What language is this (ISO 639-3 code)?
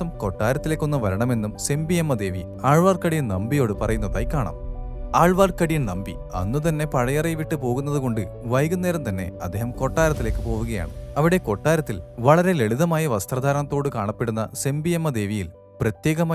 mal